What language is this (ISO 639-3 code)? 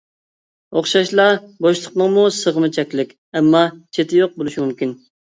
uig